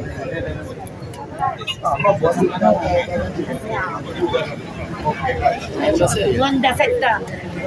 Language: Italian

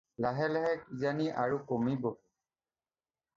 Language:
Assamese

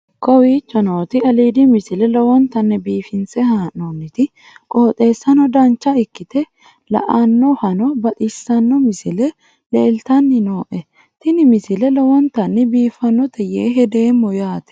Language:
Sidamo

